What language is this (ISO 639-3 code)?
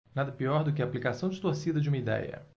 por